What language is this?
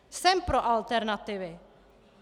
Czech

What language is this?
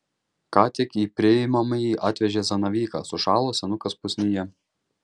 Lithuanian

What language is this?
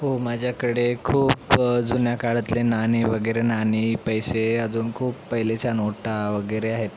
Marathi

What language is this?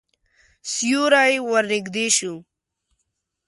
Pashto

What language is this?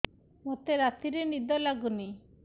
Odia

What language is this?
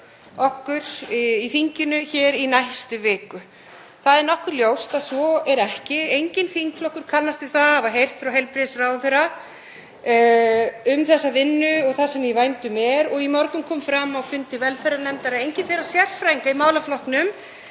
Icelandic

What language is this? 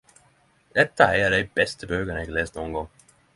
Norwegian Nynorsk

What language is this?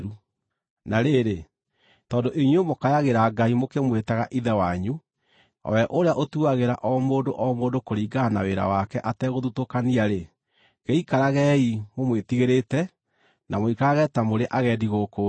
Kikuyu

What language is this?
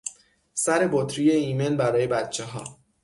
Persian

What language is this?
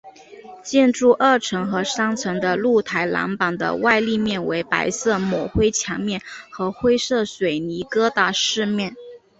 Chinese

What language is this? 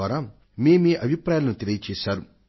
Telugu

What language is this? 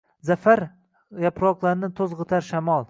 Uzbek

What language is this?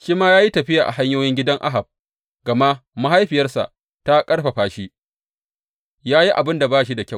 Hausa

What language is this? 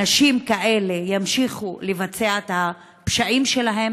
Hebrew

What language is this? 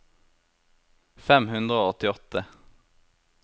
Norwegian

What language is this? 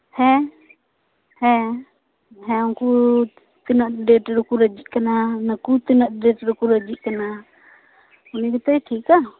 Santali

